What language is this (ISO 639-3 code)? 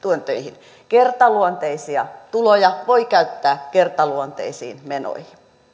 fin